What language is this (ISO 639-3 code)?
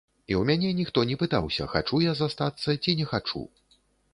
bel